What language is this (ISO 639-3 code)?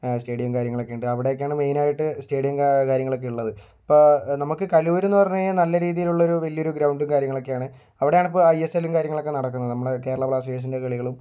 mal